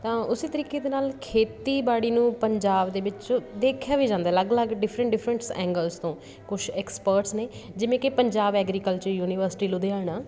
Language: Punjabi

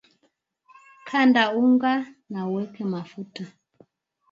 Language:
Swahili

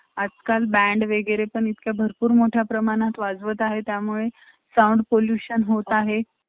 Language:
Marathi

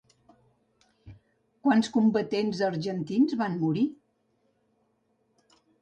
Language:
Catalan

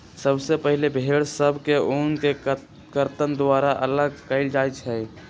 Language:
Magahi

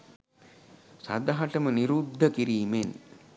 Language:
Sinhala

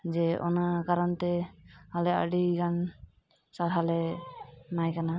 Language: Santali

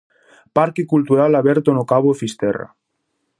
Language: Galician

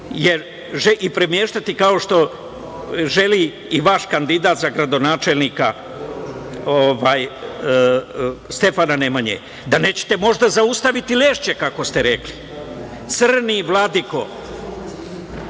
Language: Serbian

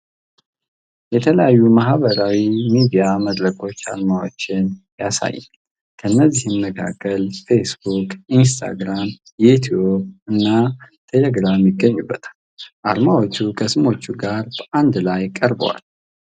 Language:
Amharic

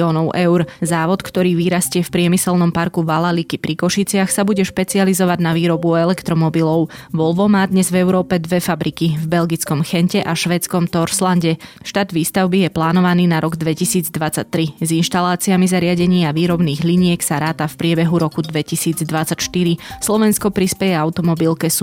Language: Slovak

